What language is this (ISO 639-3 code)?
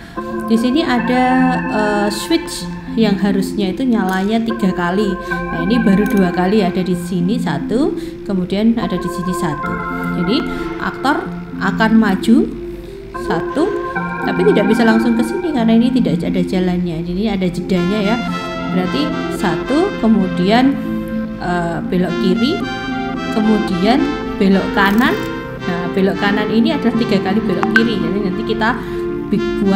ind